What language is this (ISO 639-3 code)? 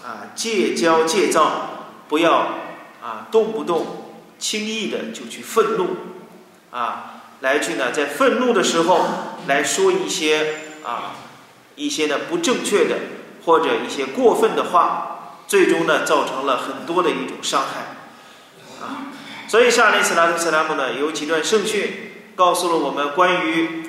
zho